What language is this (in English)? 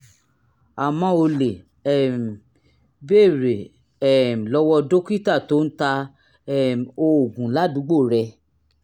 Yoruba